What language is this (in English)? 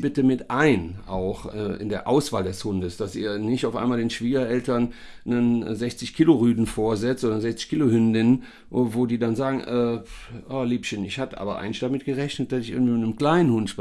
German